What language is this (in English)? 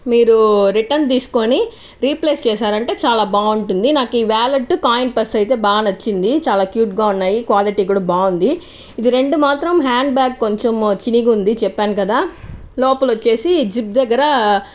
Telugu